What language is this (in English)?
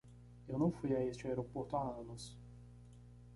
Portuguese